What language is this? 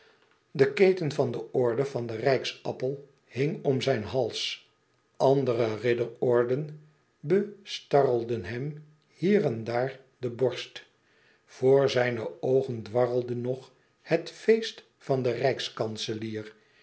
Dutch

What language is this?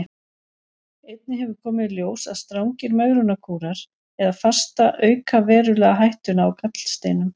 Icelandic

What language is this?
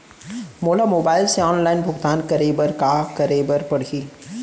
Chhattisgarhi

